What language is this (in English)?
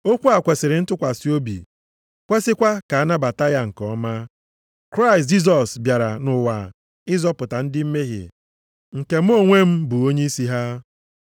Igbo